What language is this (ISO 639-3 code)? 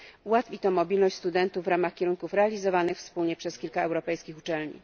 pol